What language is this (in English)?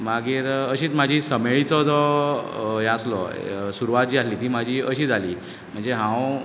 Konkani